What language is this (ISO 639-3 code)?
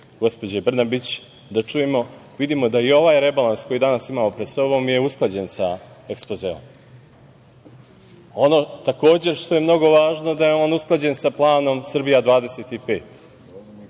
srp